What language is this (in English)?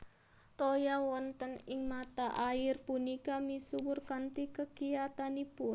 Javanese